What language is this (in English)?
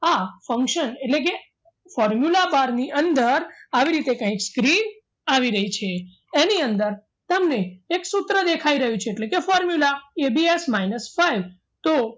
Gujarati